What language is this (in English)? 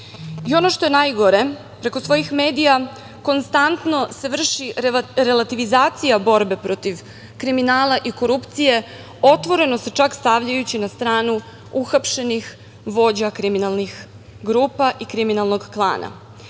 Serbian